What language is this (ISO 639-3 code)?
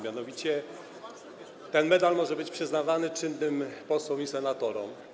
pol